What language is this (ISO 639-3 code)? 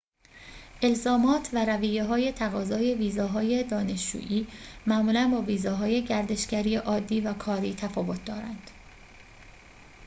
fas